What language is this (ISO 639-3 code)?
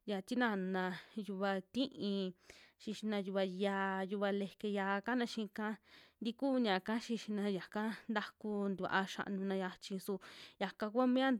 jmx